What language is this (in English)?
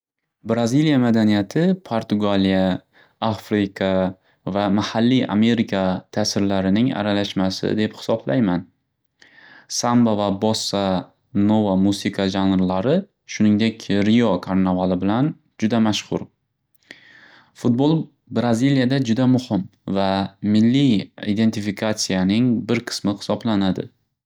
Uzbek